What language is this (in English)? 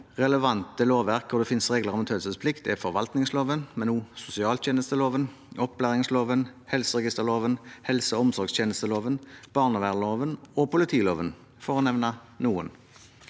Norwegian